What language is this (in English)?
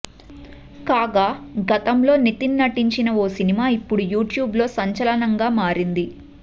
Telugu